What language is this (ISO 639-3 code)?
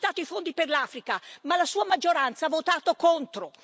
ita